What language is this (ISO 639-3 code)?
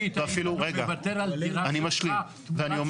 heb